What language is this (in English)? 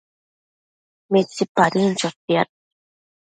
Matsés